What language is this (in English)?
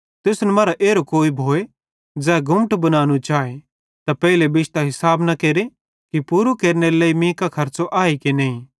Bhadrawahi